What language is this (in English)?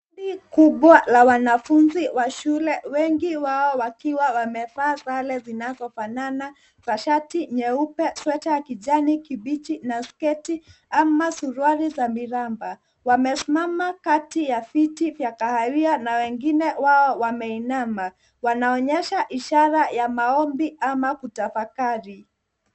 Swahili